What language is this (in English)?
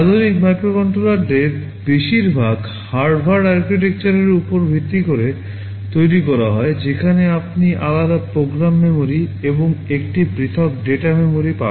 Bangla